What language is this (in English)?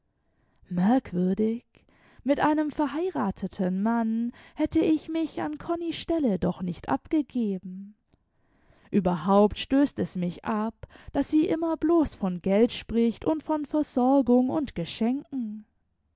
German